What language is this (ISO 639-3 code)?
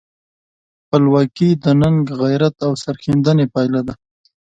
pus